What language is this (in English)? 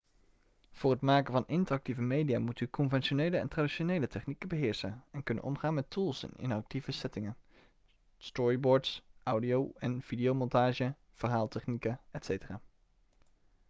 Dutch